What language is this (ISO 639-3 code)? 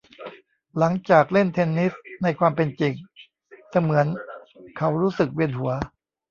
tha